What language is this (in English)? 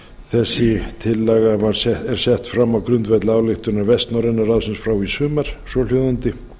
Icelandic